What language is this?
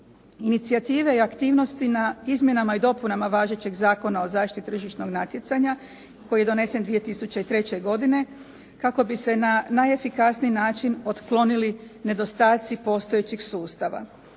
Croatian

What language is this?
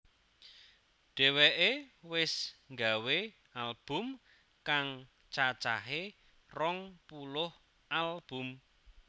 Javanese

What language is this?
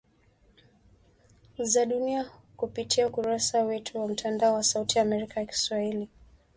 Swahili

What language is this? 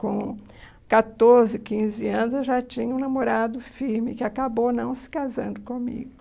Portuguese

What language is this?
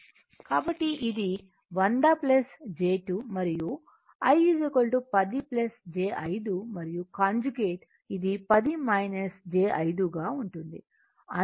Telugu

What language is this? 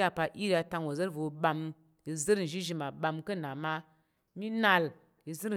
Tarok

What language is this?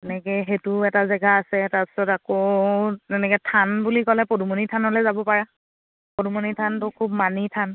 Assamese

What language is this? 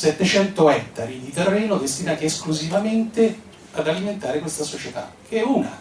Italian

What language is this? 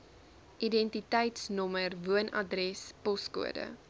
Afrikaans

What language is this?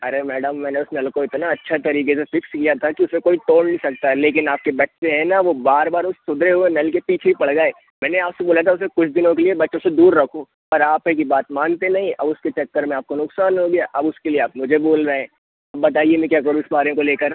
Hindi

